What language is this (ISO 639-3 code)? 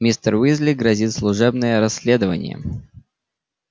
rus